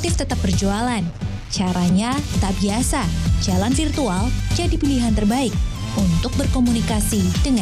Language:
Indonesian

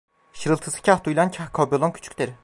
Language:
Turkish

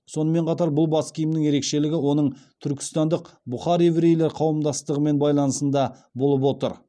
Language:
Kazakh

